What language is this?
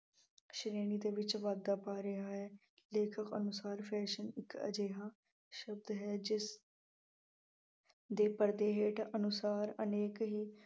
Punjabi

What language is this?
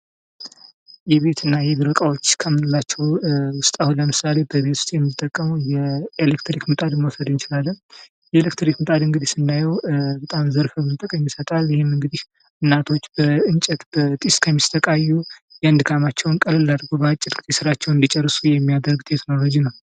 Amharic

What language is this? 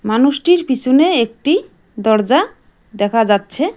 Bangla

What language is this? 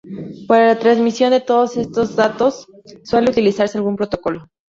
Spanish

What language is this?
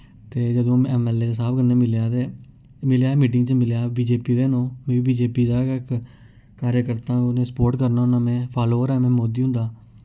Dogri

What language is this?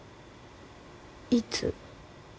Japanese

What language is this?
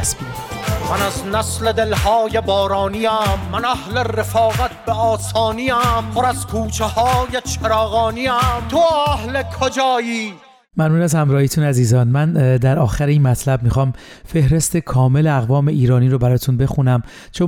Persian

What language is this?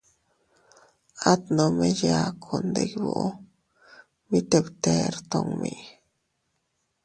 Teutila Cuicatec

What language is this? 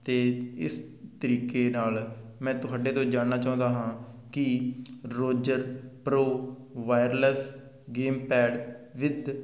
Punjabi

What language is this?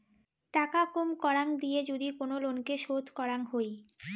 Bangla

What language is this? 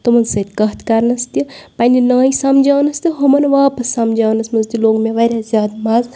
Kashmiri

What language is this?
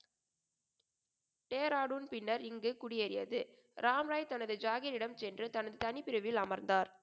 Tamil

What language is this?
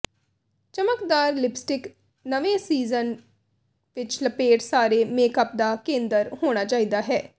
Punjabi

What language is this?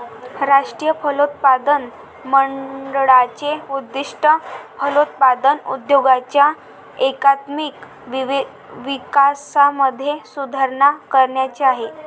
Marathi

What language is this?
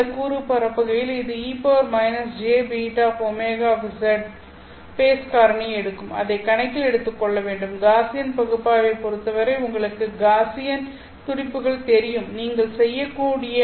Tamil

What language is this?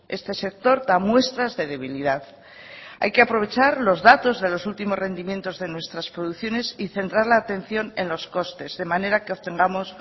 Spanish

